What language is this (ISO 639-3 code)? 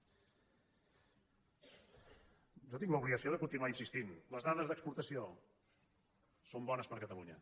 cat